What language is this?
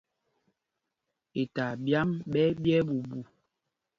Mpumpong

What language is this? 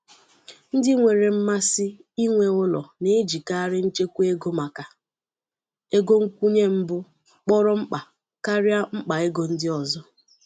Igbo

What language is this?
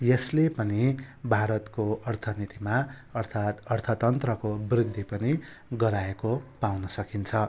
Nepali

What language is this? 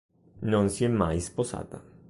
Italian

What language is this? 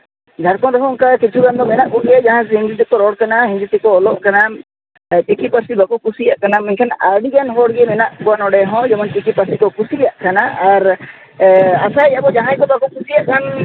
Santali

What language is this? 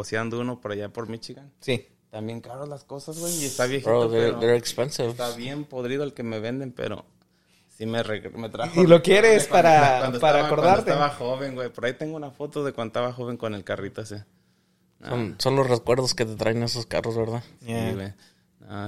Spanish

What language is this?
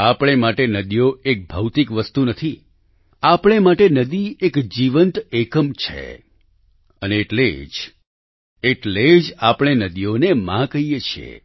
Gujarati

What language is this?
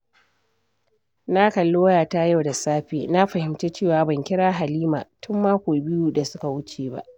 Hausa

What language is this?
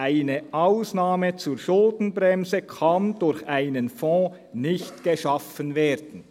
Swiss German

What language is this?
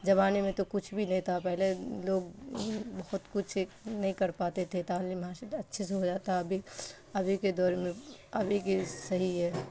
Urdu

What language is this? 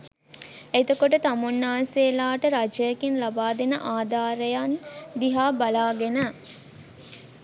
Sinhala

